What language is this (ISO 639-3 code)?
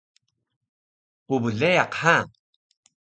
trv